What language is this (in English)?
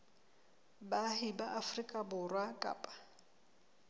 Southern Sotho